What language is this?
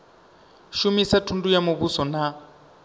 Venda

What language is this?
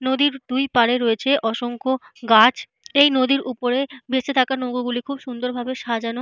Bangla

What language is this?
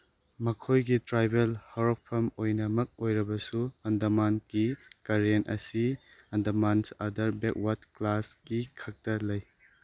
Manipuri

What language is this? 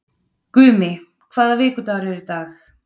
Icelandic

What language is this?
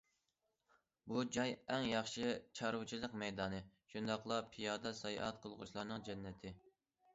Uyghur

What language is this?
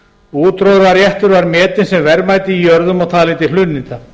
Icelandic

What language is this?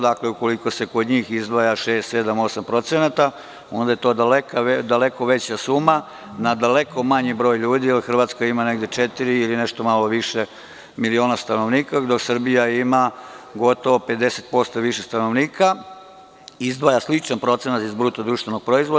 Serbian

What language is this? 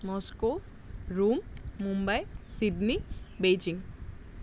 Assamese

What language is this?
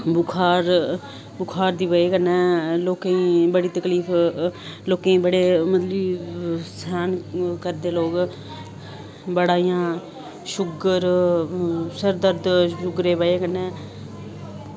Dogri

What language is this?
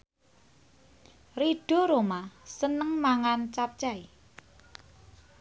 Javanese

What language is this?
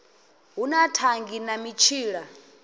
Venda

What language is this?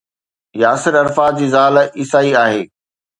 Sindhi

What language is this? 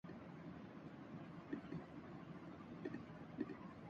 Urdu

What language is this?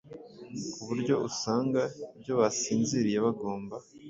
Kinyarwanda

